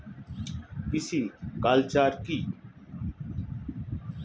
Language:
Bangla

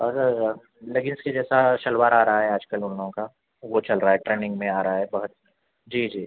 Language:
Urdu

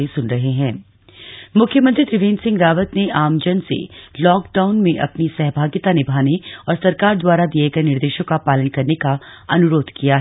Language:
Hindi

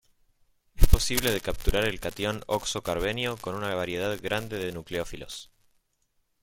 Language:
Spanish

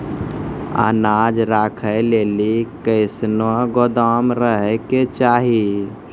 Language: Maithili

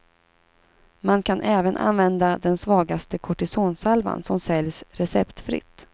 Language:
Swedish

